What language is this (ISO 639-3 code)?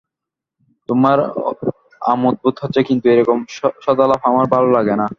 ben